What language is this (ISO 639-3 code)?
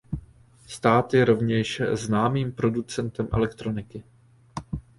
ces